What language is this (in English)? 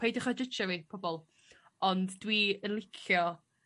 Welsh